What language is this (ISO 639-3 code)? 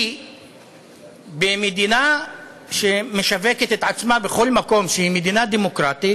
heb